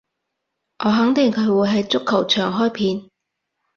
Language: Cantonese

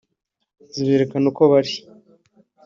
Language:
Kinyarwanda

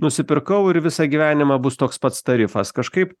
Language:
Lithuanian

